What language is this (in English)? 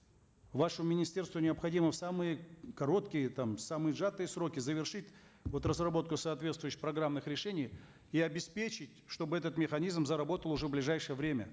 Kazakh